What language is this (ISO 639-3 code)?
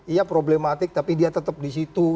ind